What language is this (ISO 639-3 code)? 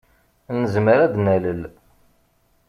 kab